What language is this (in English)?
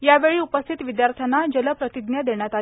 Marathi